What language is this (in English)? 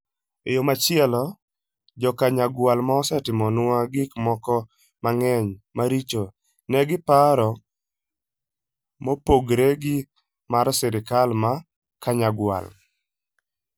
Luo (Kenya and Tanzania)